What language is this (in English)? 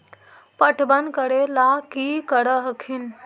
Magahi